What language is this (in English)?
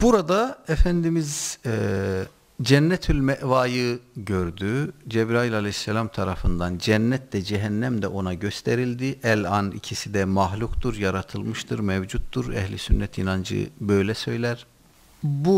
Turkish